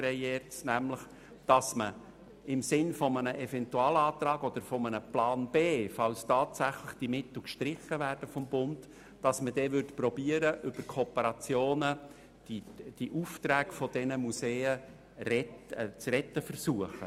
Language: Swiss German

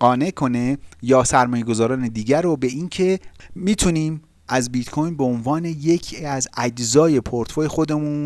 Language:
Persian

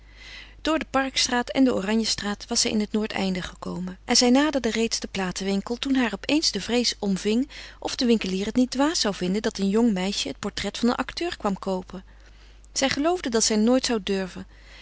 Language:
Dutch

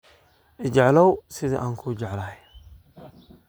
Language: Somali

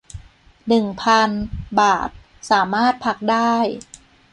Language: Thai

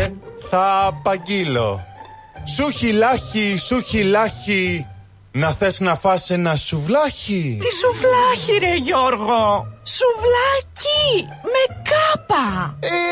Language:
Greek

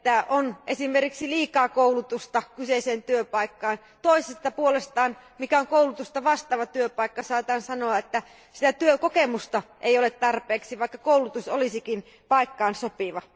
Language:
Finnish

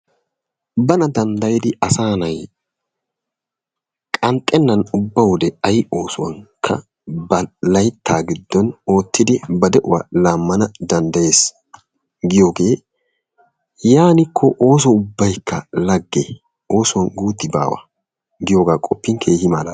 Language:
Wolaytta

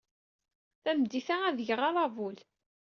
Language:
Kabyle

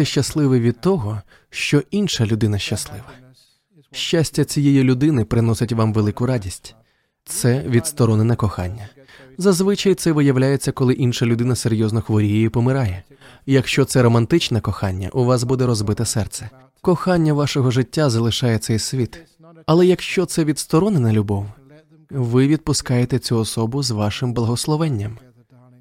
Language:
Ukrainian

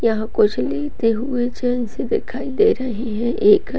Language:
Hindi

